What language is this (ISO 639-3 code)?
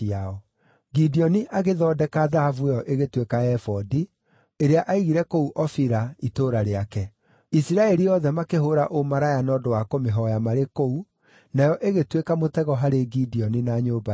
kik